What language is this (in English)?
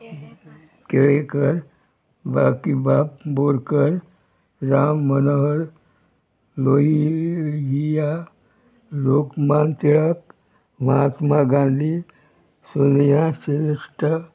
Konkani